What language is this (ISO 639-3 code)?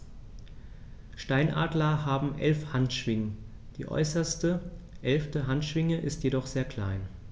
deu